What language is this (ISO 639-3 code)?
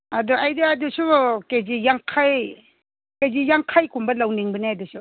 mni